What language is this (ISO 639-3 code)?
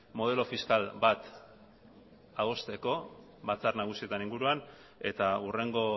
eus